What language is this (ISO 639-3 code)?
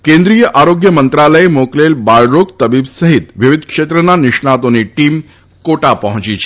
guj